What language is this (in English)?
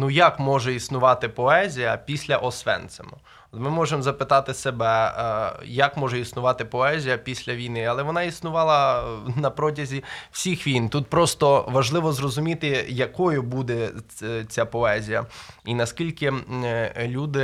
Ukrainian